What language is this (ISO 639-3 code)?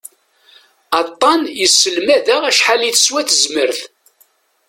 kab